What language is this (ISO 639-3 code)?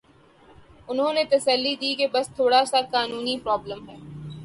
urd